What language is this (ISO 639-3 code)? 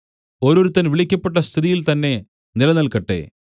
mal